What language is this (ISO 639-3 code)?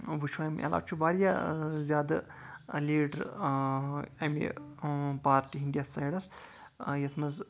kas